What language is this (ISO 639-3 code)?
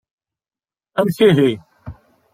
kab